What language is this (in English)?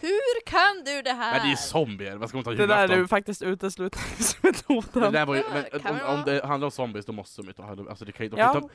Swedish